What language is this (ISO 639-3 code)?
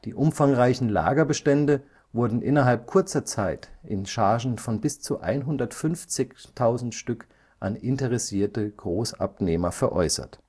deu